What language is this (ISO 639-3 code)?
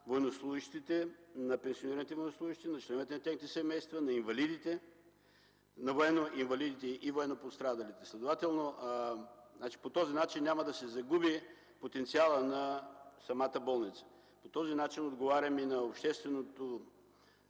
bul